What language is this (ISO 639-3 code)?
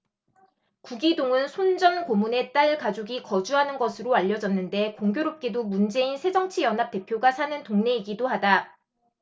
kor